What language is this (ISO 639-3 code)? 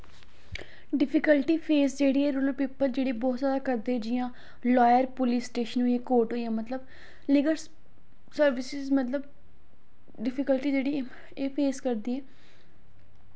doi